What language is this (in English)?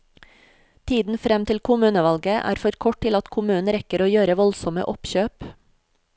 Norwegian